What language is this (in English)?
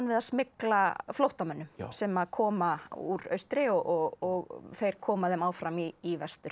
Icelandic